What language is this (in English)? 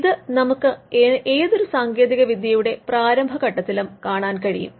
Malayalam